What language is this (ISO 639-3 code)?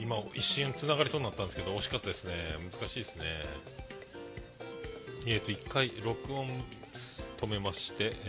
jpn